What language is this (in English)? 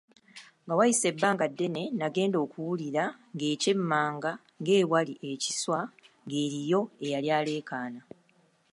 Ganda